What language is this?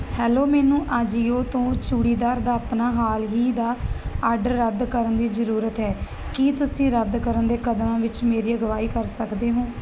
Punjabi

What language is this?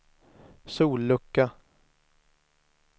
Swedish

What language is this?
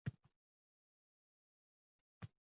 Uzbek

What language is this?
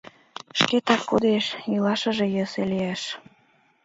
Mari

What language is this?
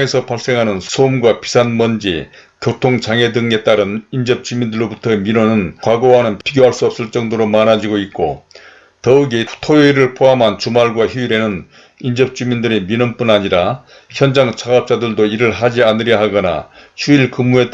Korean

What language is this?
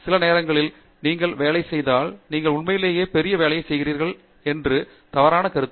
Tamil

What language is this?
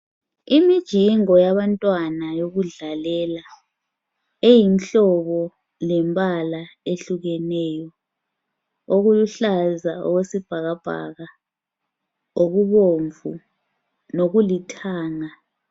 North Ndebele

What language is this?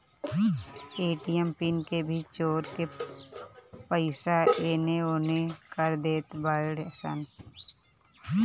Bhojpuri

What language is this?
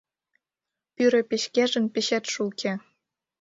Mari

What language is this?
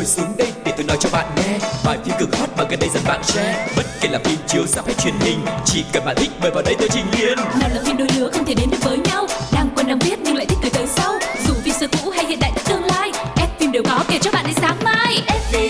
Vietnamese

